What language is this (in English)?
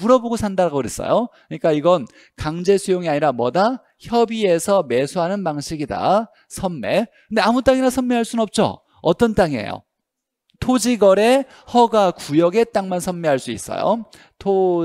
Korean